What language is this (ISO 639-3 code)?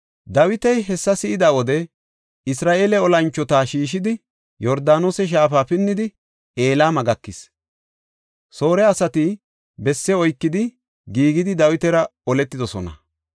gof